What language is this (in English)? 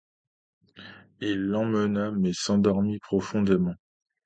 French